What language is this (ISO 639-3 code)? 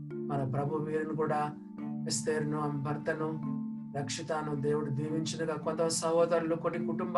tel